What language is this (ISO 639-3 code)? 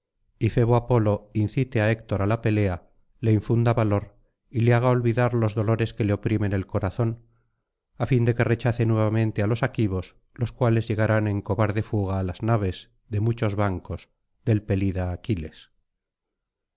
spa